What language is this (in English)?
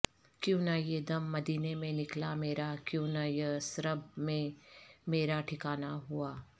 Urdu